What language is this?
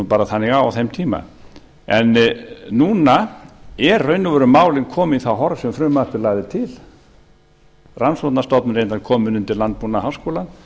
Icelandic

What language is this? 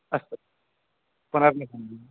Sanskrit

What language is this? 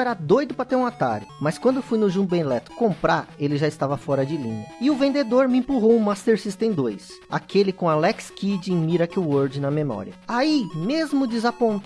Portuguese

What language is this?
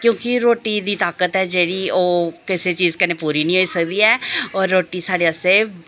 Dogri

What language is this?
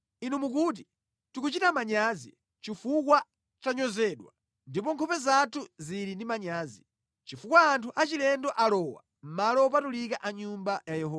Nyanja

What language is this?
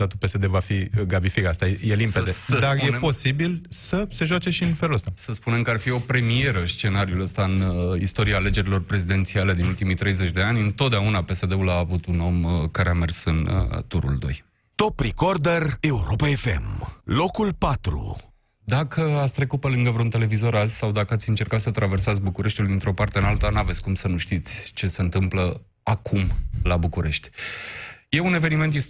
Romanian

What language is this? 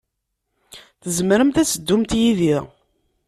Kabyle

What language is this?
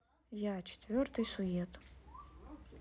Russian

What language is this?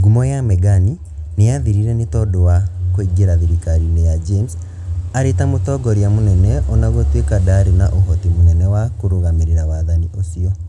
Kikuyu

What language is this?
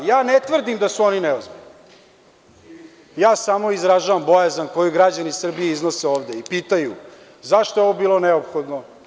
Serbian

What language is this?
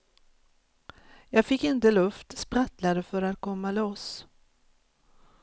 Swedish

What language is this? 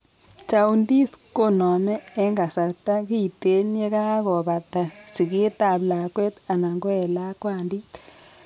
Kalenjin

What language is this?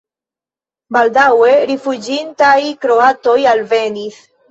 Esperanto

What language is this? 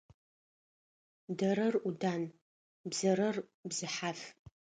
Adyghe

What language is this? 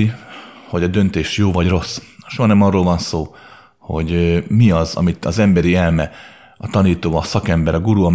Hungarian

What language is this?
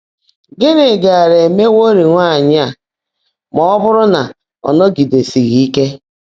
Igbo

